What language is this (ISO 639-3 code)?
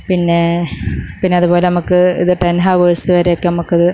mal